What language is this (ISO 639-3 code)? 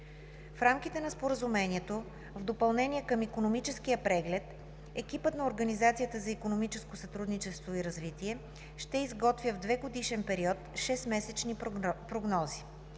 bul